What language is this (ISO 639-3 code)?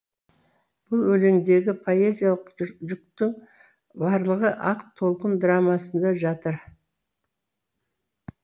kaz